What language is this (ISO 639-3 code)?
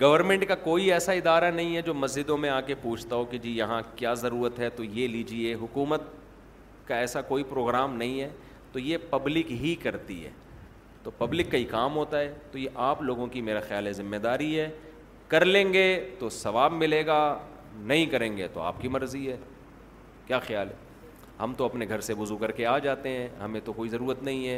urd